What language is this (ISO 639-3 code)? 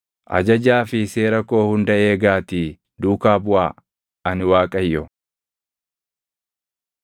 orm